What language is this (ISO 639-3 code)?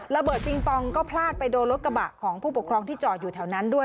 tha